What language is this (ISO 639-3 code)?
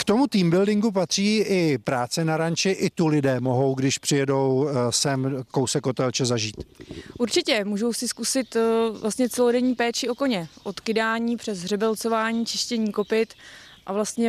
ces